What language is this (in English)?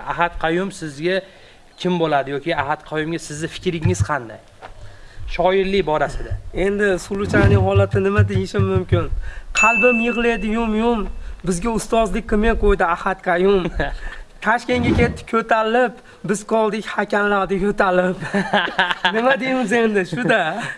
Uzbek